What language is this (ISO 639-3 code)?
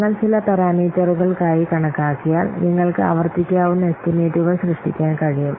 mal